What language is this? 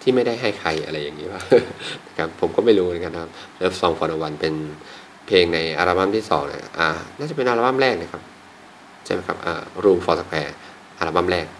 Thai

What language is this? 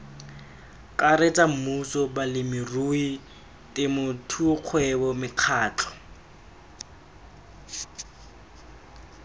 Tswana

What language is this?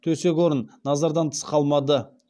Kazakh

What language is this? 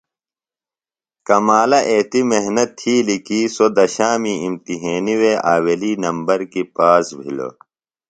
Phalura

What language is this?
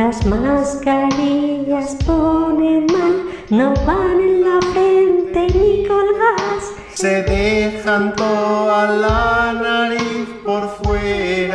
Spanish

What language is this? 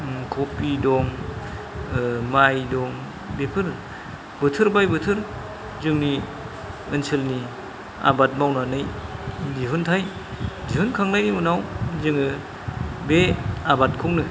Bodo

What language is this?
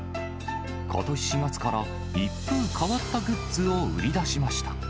Japanese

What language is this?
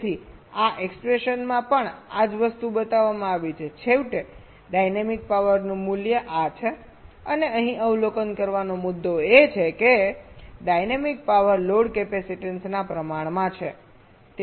Gujarati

